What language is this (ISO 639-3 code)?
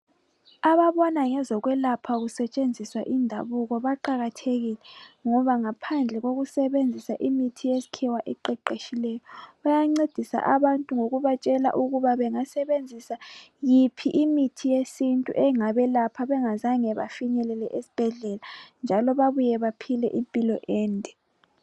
nde